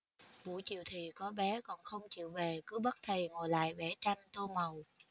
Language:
Vietnamese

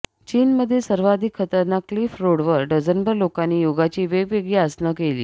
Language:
Marathi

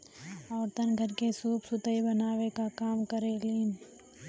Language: Bhojpuri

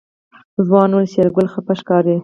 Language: Pashto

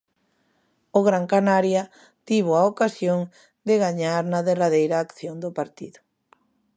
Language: Galician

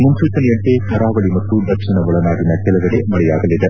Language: Kannada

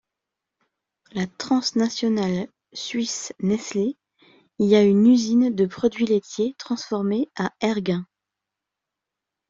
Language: French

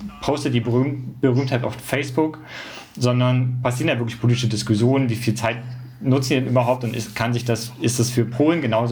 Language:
German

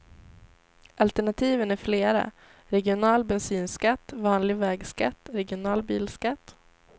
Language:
Swedish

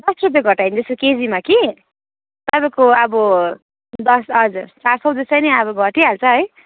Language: Nepali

